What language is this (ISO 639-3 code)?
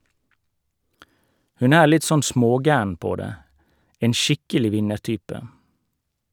nor